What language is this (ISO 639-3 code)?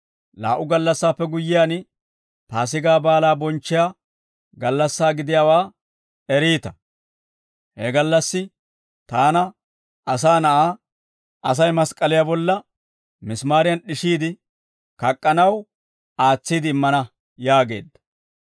dwr